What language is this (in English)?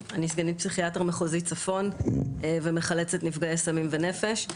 Hebrew